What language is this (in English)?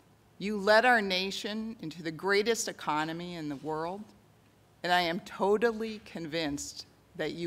English